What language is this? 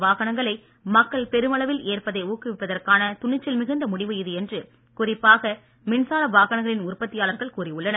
Tamil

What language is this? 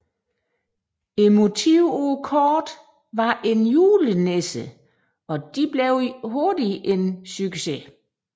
Danish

